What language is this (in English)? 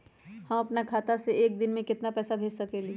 Magahi